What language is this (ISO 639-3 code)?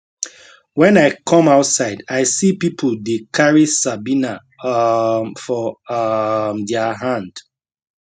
pcm